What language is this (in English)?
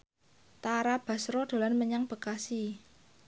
Javanese